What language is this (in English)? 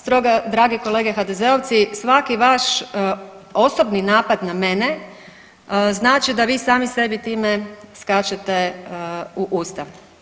Croatian